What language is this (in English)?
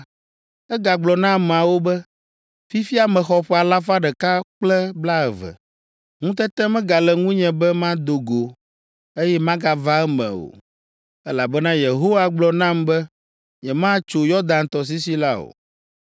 Ewe